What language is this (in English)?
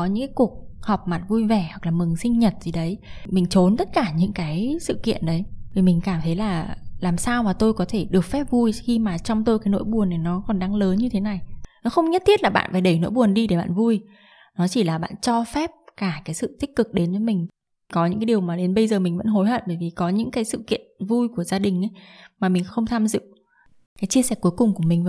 Vietnamese